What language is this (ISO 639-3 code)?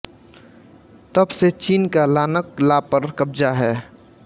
hin